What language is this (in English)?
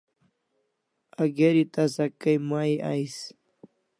Kalasha